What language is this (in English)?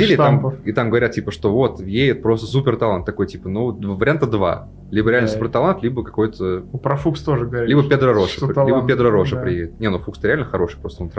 Russian